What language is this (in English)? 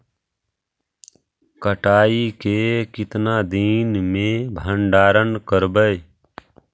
Magahi